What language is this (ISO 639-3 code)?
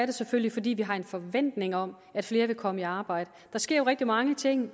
dan